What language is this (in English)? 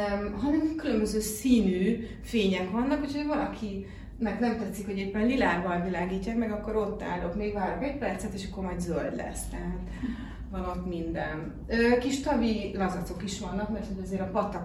Hungarian